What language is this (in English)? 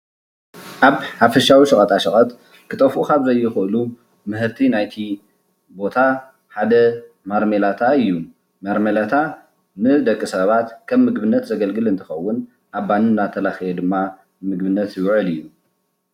Tigrinya